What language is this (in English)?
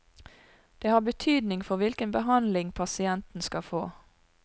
Norwegian